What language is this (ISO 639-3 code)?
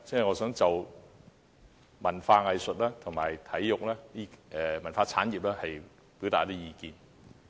yue